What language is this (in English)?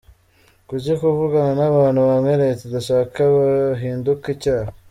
Kinyarwanda